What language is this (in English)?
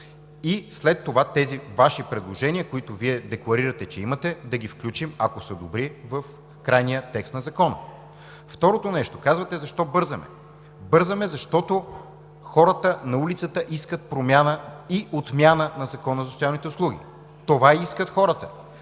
Bulgarian